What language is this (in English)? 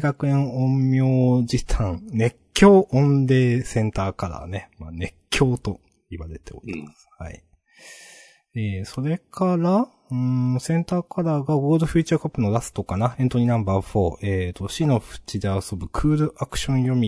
Japanese